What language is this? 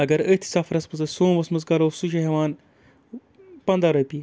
Kashmiri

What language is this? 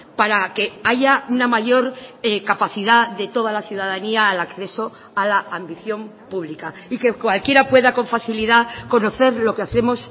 Spanish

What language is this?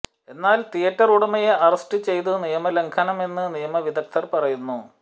Malayalam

